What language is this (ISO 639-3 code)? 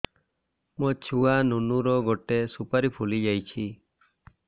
ori